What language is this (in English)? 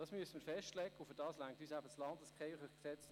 Swiss German